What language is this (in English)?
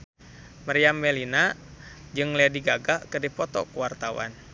Sundanese